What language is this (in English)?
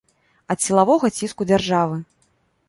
Belarusian